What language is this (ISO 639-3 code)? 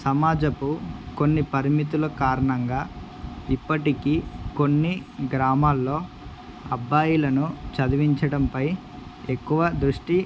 tel